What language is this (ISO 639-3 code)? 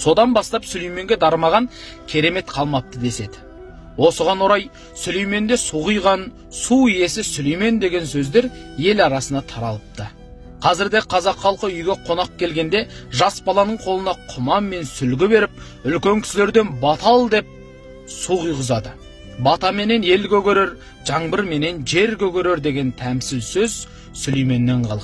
tur